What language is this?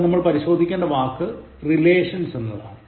Malayalam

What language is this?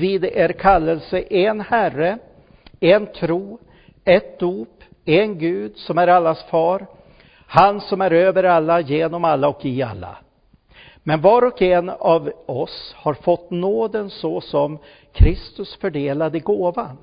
Swedish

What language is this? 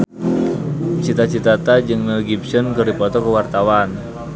Sundanese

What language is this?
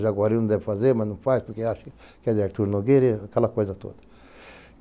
Portuguese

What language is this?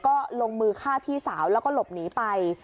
Thai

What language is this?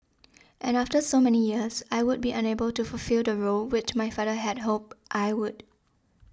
English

